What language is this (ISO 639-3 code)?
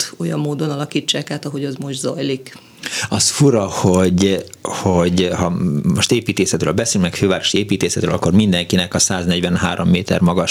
hun